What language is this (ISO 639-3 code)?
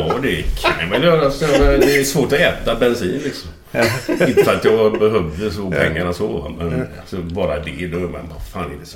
swe